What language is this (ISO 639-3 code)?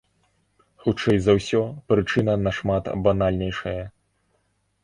bel